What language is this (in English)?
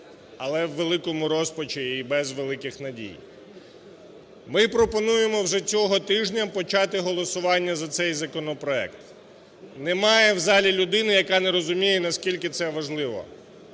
Ukrainian